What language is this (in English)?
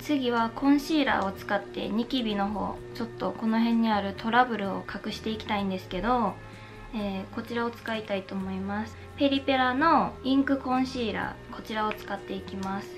Japanese